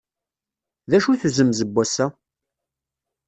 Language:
Kabyle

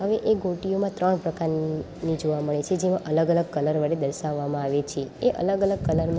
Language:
Gujarati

